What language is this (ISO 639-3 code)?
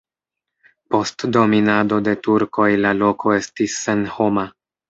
epo